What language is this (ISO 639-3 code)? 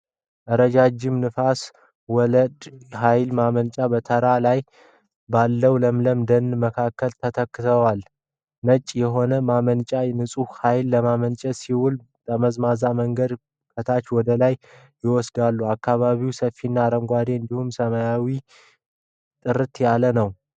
amh